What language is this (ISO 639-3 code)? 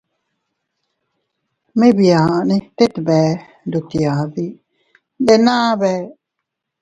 cut